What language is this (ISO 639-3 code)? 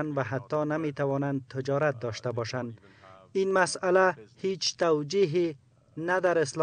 fas